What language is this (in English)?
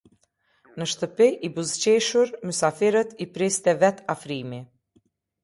Albanian